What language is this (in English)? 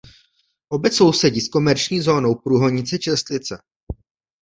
Czech